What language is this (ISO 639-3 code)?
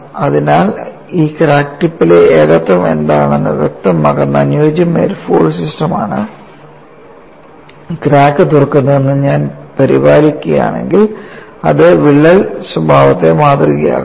mal